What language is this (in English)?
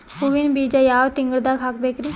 Kannada